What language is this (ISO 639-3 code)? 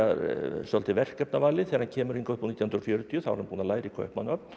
isl